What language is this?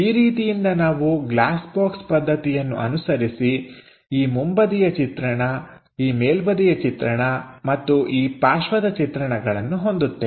Kannada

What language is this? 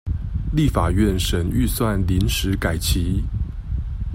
Chinese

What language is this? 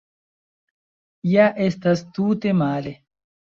Esperanto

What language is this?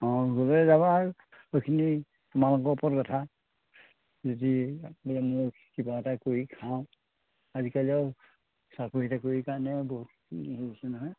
Assamese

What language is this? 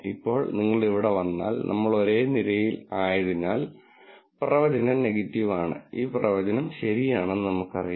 Malayalam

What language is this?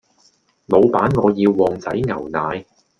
Cantonese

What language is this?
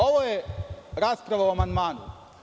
Serbian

